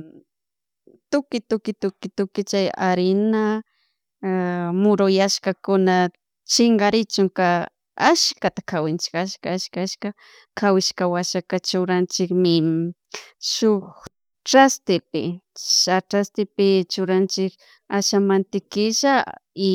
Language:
Chimborazo Highland Quichua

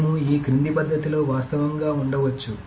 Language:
Telugu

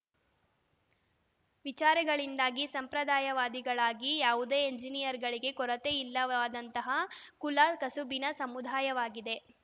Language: Kannada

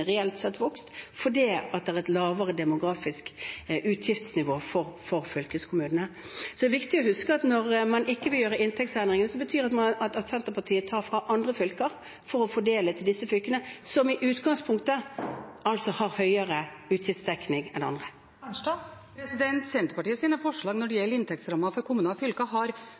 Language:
Norwegian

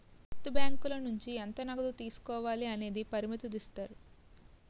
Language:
Telugu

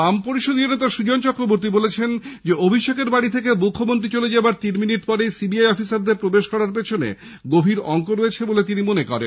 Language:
Bangla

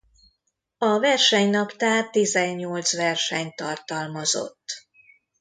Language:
Hungarian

